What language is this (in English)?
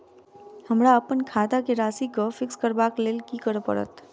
Maithili